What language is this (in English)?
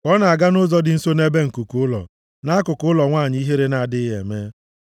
Igbo